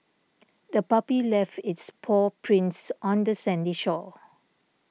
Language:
English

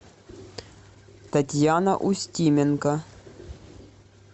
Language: Russian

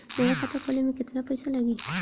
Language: Bhojpuri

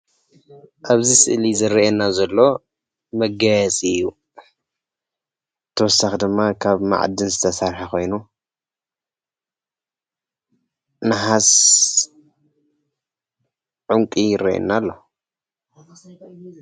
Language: Tigrinya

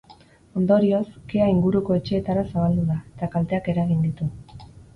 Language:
Basque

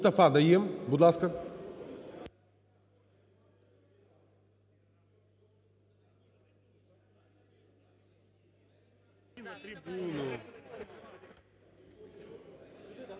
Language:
Ukrainian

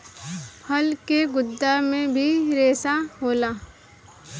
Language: Bhojpuri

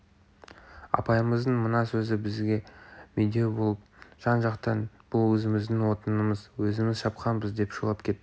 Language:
Kazakh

